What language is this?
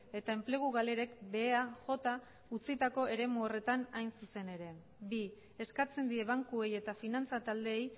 Basque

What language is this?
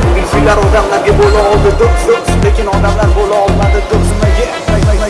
Uzbek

